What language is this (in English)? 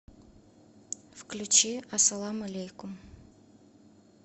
Russian